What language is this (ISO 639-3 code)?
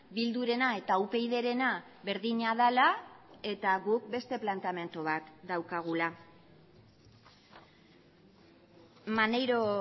eus